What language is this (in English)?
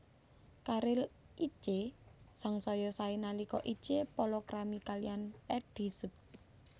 Javanese